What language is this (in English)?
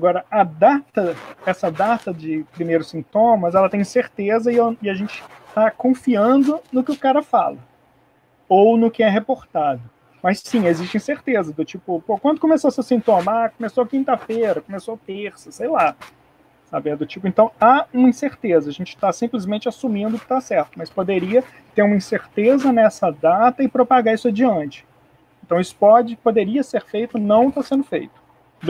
Portuguese